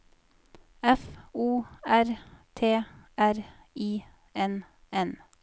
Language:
Norwegian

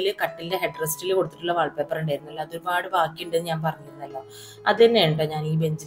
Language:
Malayalam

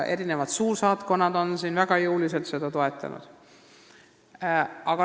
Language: Estonian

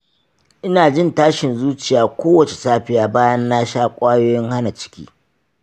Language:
Hausa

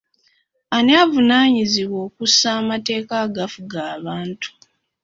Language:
Ganda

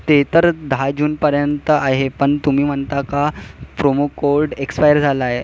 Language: Marathi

